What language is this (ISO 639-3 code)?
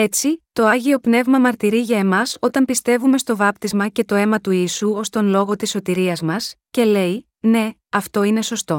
ell